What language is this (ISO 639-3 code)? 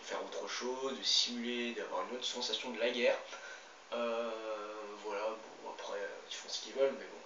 fra